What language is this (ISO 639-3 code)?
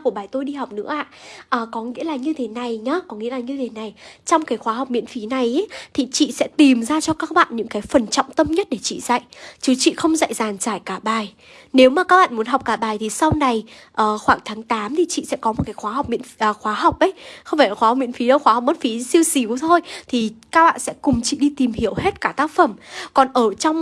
vie